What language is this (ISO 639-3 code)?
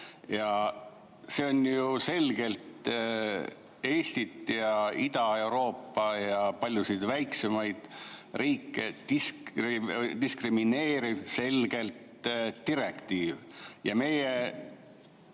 est